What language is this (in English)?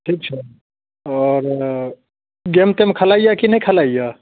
Maithili